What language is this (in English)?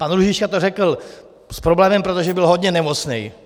Czech